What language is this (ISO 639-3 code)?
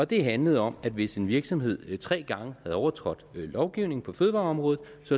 dan